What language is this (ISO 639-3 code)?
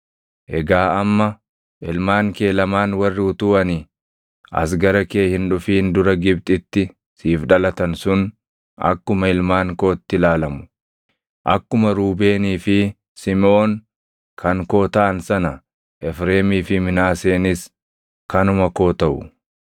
orm